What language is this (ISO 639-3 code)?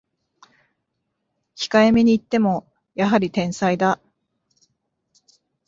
jpn